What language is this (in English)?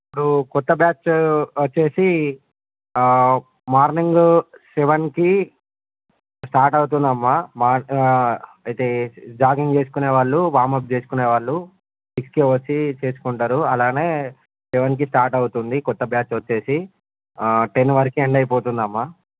Telugu